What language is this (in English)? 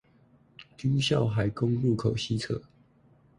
Chinese